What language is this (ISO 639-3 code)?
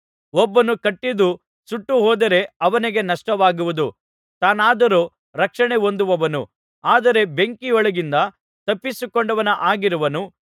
kan